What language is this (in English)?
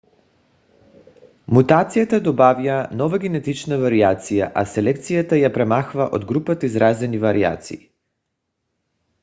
Bulgarian